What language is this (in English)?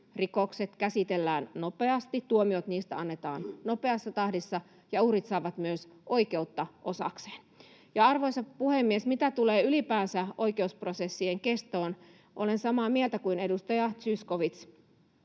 Finnish